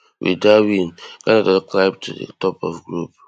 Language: Nigerian Pidgin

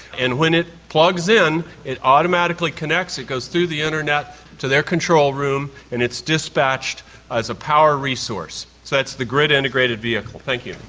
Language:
English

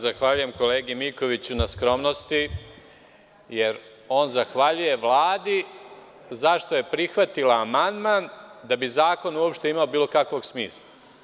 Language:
Serbian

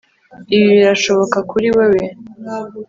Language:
Kinyarwanda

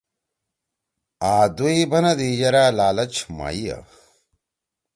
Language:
Torwali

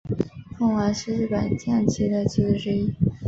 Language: Chinese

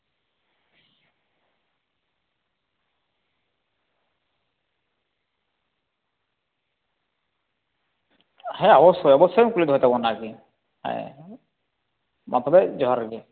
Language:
Santali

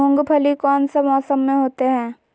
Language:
Magahi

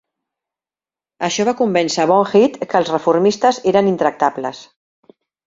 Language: Catalan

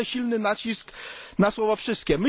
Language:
Polish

